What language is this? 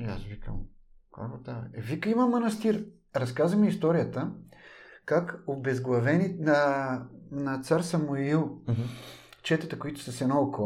Bulgarian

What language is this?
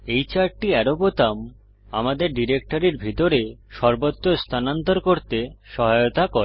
Bangla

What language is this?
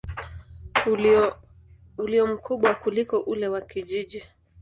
Swahili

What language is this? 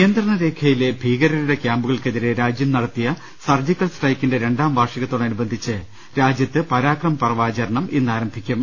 Malayalam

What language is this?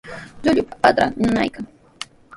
Sihuas Ancash Quechua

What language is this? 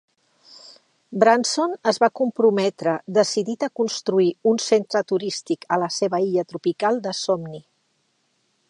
Catalan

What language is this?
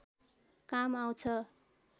Nepali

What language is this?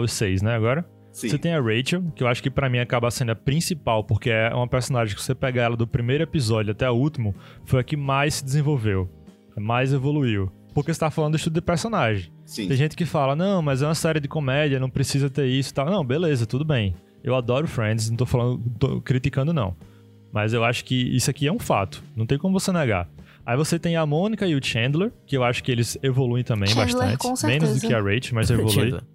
Portuguese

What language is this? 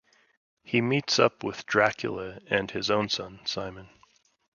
English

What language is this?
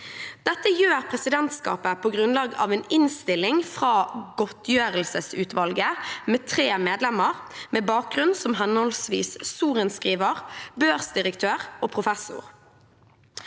Norwegian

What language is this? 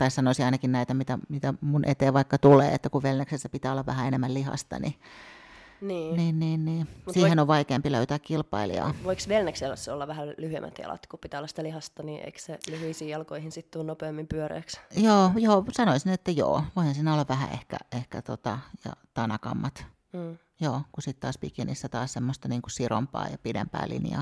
Finnish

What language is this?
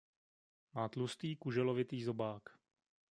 Czech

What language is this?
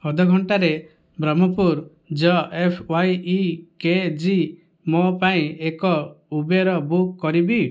Odia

